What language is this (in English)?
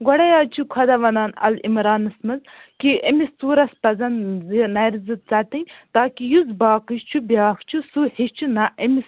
Kashmiri